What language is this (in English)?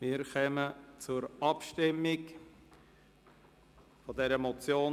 Swiss German